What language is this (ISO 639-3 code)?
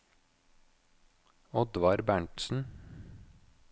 nor